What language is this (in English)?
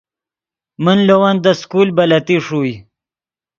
Yidgha